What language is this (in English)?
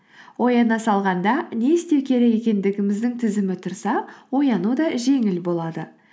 Kazakh